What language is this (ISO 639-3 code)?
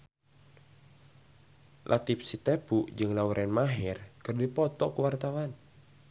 sun